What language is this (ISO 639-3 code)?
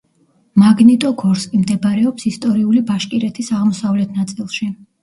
kat